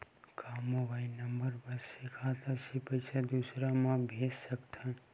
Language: Chhattisgarhi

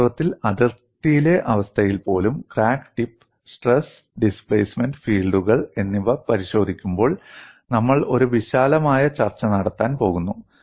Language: Malayalam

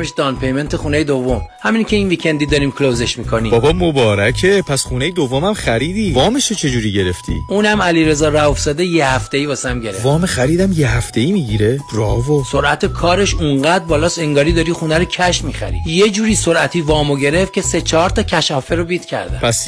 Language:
Persian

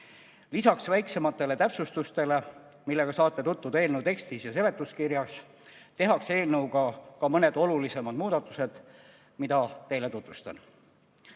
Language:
Estonian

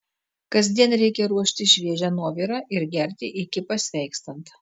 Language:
Lithuanian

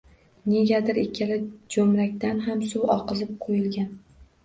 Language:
Uzbek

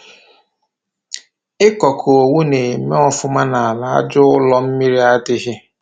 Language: Igbo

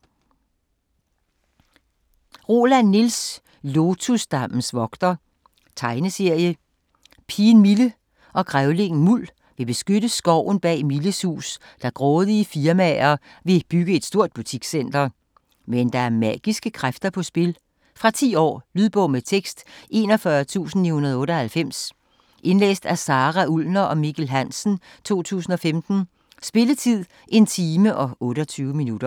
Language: Danish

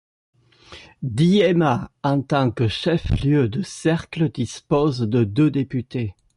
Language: French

